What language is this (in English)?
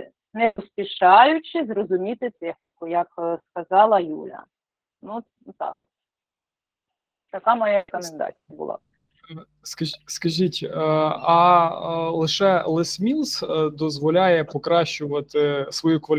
Ukrainian